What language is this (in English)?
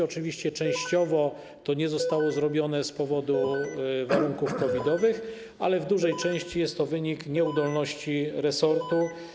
Polish